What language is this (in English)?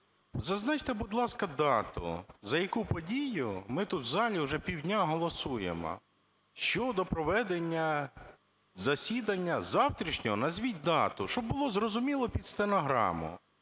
Ukrainian